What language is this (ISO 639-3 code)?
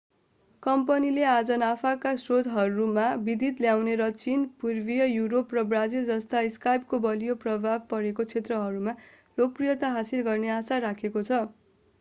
nep